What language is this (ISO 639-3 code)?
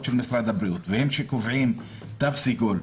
heb